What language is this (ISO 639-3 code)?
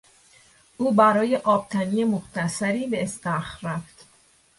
fas